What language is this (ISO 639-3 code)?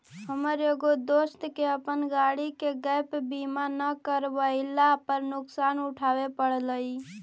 mag